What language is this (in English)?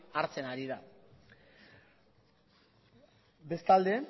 Basque